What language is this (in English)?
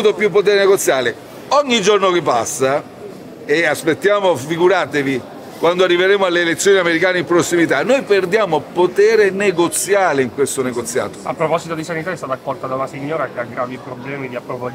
Italian